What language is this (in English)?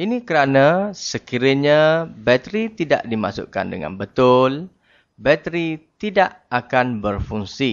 Malay